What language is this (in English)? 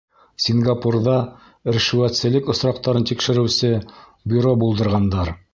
Bashkir